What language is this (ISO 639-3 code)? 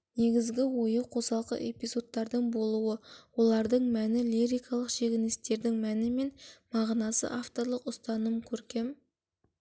kaz